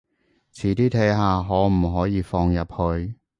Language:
Cantonese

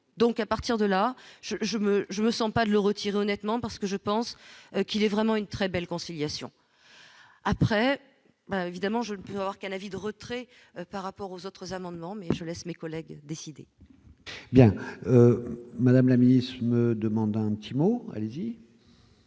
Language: French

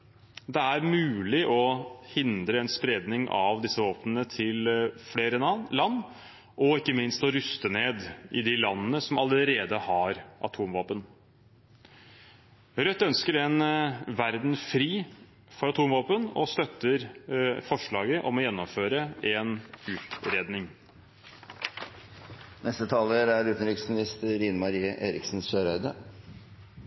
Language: Norwegian Bokmål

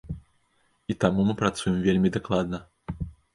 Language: Belarusian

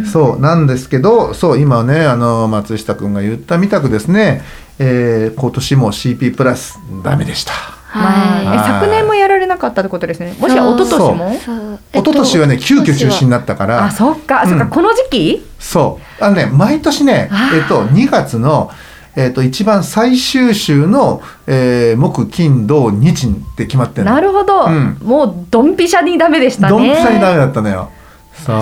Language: Japanese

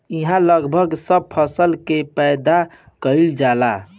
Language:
Bhojpuri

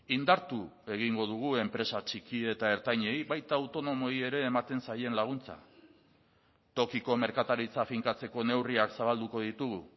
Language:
Basque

